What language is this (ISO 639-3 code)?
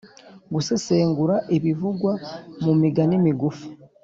kin